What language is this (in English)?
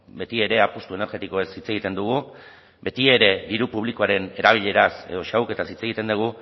Basque